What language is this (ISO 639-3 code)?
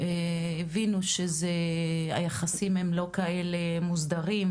heb